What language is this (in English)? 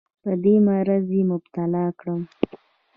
Pashto